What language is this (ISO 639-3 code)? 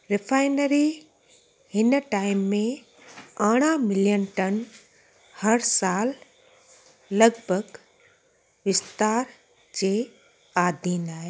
snd